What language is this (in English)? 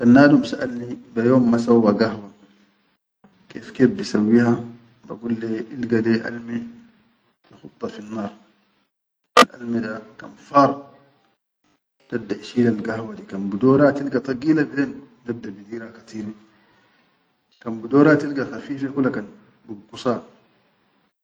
Chadian Arabic